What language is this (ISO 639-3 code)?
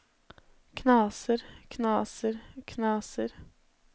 nor